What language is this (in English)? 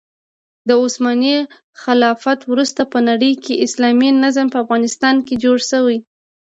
Pashto